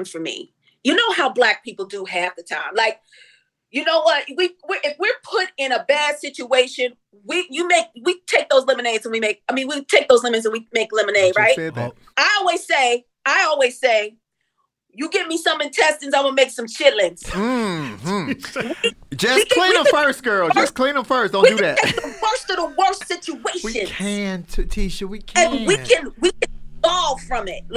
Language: English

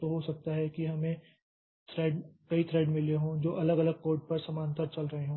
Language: Hindi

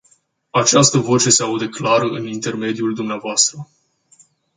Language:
Romanian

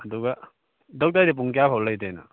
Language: Manipuri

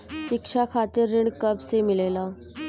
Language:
Bhojpuri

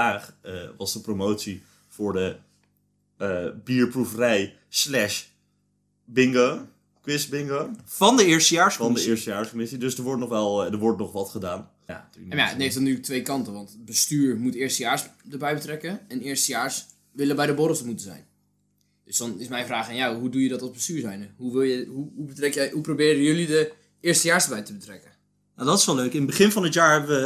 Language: Dutch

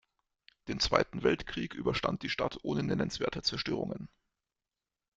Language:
German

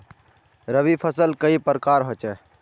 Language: Magahi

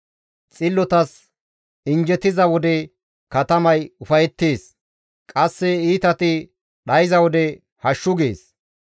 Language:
Gamo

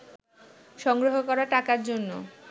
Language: Bangla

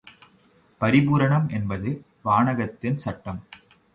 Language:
Tamil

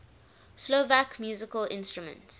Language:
English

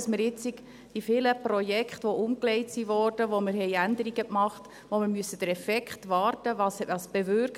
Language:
Swiss German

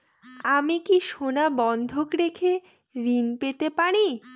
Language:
Bangla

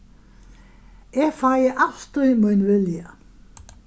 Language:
Faroese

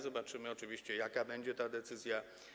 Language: Polish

